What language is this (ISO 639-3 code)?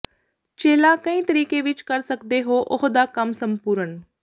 pan